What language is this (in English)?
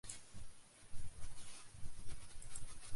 Western Frisian